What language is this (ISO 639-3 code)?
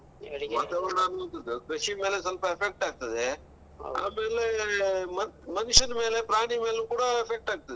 kan